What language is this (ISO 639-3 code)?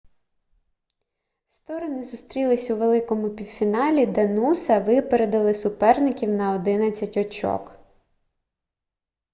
ukr